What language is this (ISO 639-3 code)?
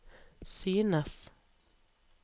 nor